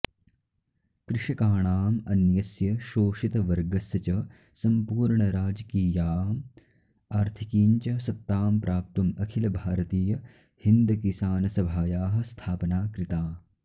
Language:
Sanskrit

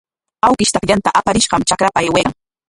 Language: Corongo Ancash Quechua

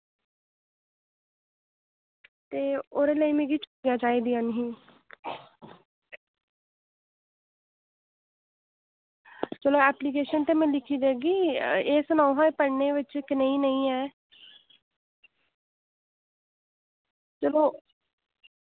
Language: Dogri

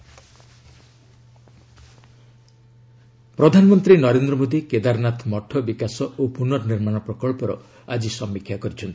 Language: Odia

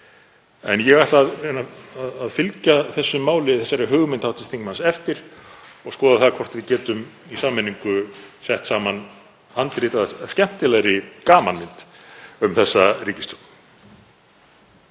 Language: Icelandic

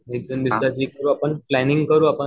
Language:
Marathi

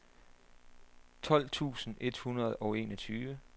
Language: Danish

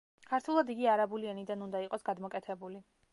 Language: Georgian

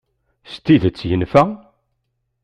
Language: Kabyle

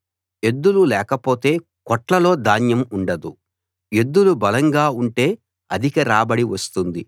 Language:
Telugu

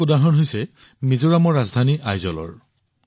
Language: Assamese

